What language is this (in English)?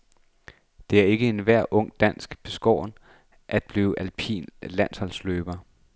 Danish